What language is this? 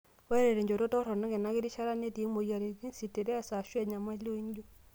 Masai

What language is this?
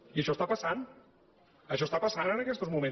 Catalan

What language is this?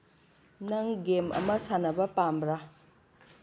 Manipuri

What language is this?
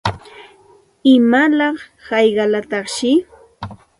Santa Ana de Tusi Pasco Quechua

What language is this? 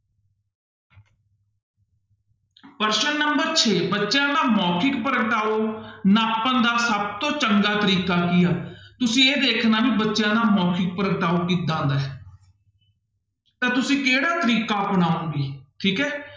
Punjabi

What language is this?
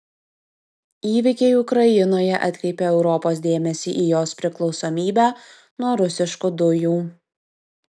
Lithuanian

